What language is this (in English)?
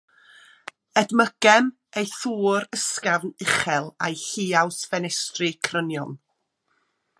Welsh